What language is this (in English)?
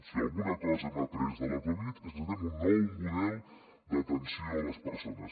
Catalan